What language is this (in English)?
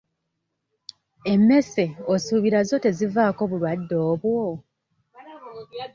Ganda